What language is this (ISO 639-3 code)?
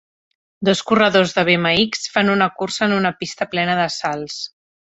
cat